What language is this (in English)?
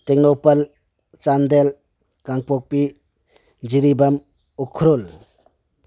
Manipuri